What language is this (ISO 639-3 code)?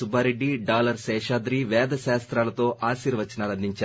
tel